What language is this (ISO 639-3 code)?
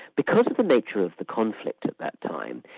eng